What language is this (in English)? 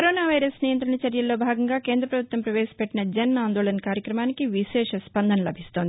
Telugu